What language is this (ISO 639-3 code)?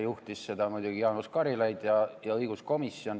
est